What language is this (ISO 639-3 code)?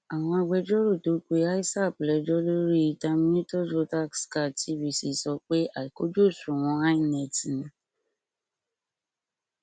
yor